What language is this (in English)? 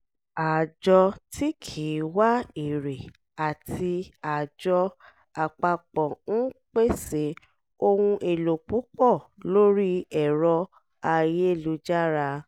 Yoruba